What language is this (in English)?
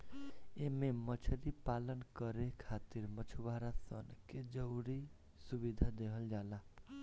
Bhojpuri